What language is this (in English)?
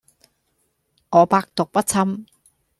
Cantonese